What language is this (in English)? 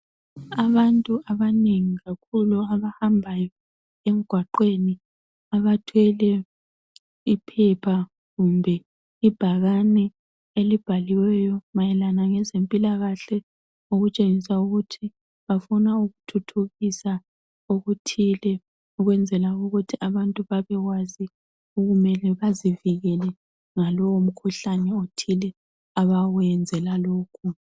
North Ndebele